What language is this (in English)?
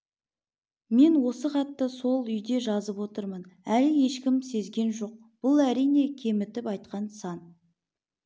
Kazakh